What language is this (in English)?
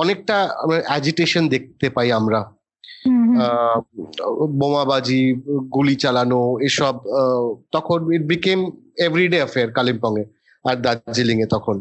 Bangla